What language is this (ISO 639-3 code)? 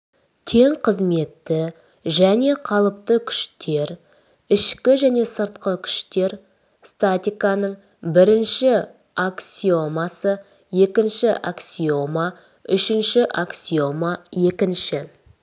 kaz